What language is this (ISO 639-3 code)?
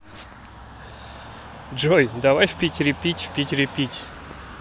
rus